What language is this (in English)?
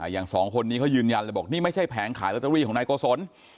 Thai